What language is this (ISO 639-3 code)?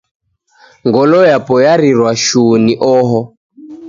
dav